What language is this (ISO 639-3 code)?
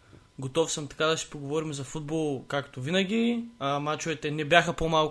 bul